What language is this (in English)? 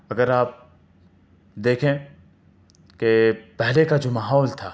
Urdu